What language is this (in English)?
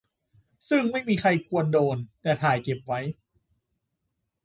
Thai